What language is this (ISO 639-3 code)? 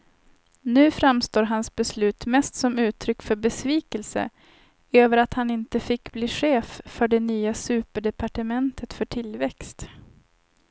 swe